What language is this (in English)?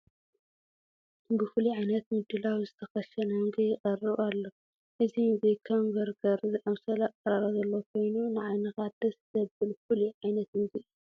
Tigrinya